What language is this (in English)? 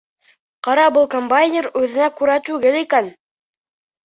Bashkir